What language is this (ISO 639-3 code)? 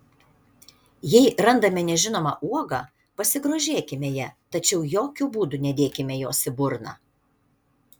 lit